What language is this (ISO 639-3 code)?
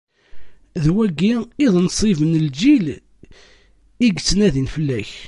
kab